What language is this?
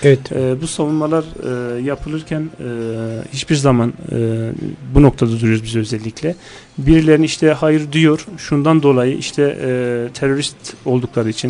Turkish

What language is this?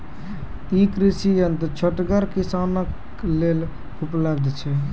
Maithili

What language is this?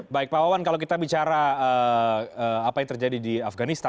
Indonesian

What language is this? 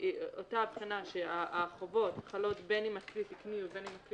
Hebrew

